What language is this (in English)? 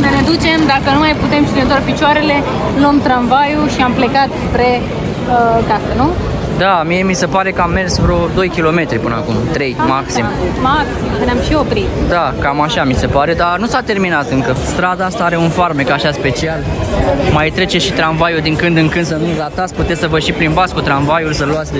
Romanian